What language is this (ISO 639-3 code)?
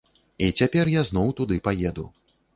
bel